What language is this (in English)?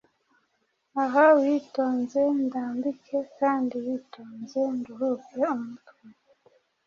Kinyarwanda